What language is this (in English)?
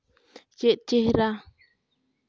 Santali